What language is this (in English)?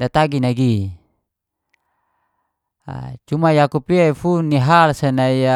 Geser-Gorom